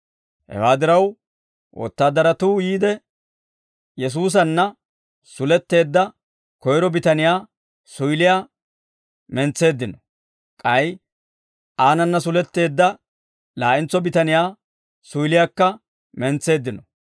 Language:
Dawro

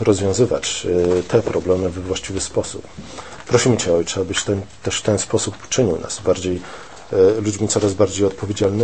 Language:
Polish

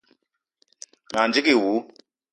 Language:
Eton (Cameroon)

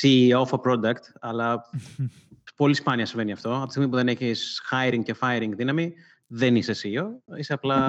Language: Greek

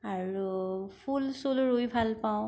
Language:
Assamese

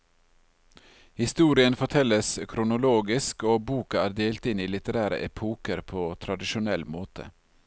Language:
Norwegian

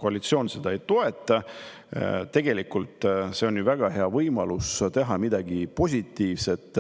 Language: Estonian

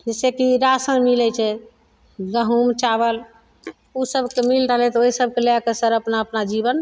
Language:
Maithili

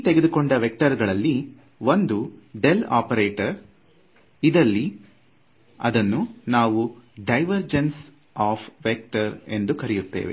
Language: Kannada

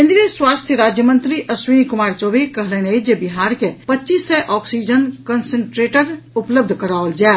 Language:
Maithili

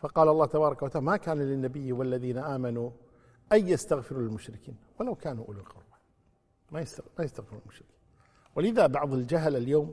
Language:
Arabic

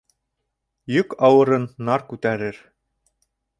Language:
Bashkir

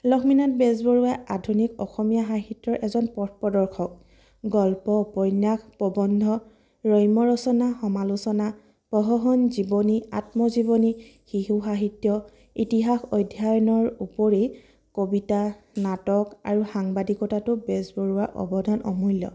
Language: Assamese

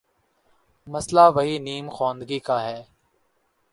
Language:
Urdu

